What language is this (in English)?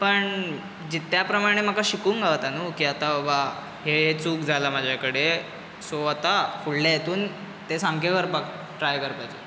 Konkani